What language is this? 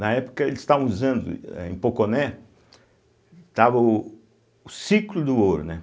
Portuguese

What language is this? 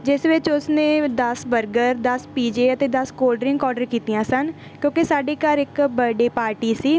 Punjabi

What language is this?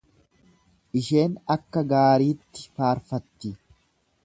Oromo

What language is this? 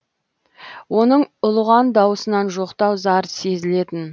Kazakh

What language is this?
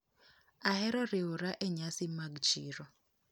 Luo (Kenya and Tanzania)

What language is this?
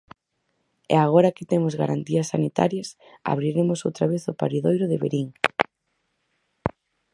Galician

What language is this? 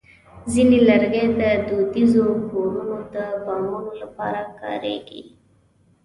Pashto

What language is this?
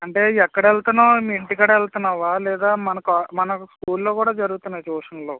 Telugu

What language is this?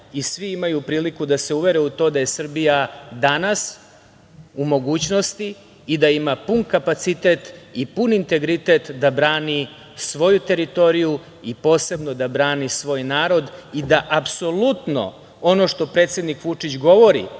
Serbian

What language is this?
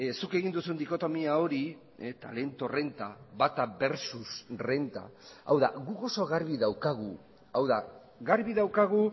Basque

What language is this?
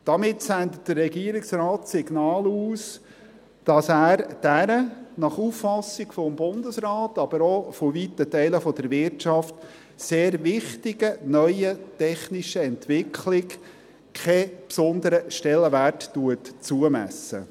Swiss German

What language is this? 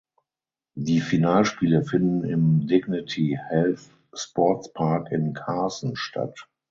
German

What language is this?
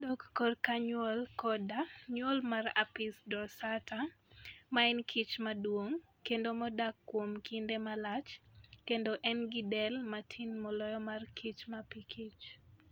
Luo (Kenya and Tanzania)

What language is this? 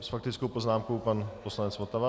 Czech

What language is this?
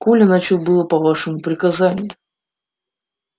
Russian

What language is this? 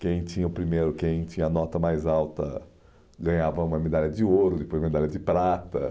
Portuguese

